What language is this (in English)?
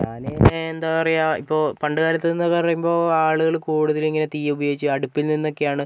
Malayalam